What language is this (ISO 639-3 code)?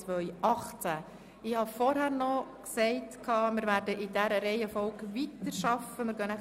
gsw